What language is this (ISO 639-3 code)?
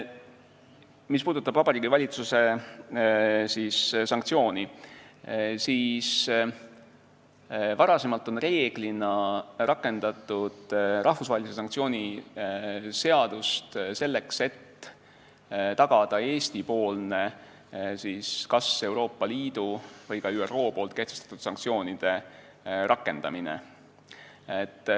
est